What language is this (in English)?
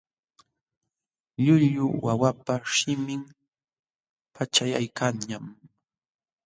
Jauja Wanca Quechua